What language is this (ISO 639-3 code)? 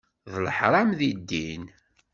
kab